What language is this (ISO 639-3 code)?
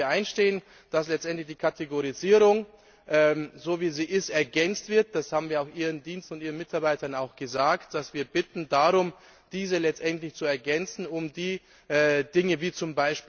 deu